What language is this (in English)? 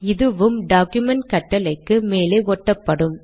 Tamil